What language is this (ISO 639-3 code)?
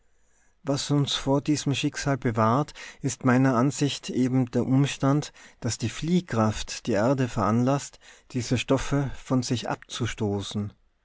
deu